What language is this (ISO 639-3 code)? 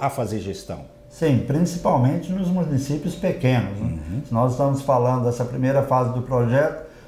por